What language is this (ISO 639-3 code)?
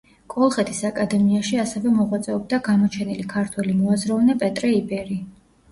kat